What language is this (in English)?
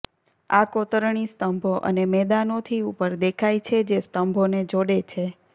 Gujarati